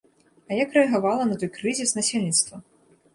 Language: Belarusian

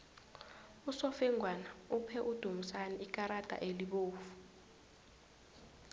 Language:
South Ndebele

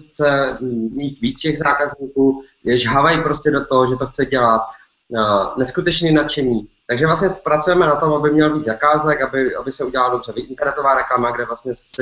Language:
Czech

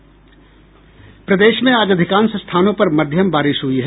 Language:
Hindi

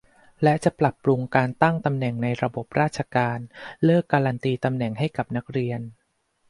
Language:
Thai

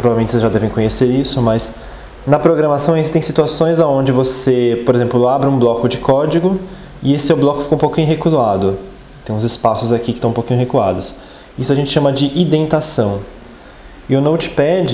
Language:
Portuguese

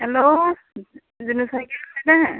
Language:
Assamese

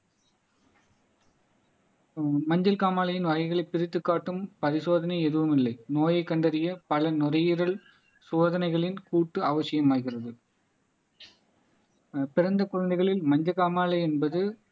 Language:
Tamil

